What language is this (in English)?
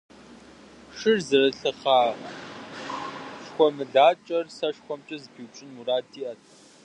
Kabardian